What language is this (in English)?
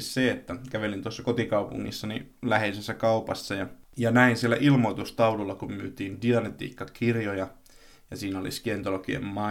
Finnish